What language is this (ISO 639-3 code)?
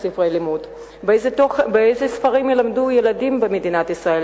heb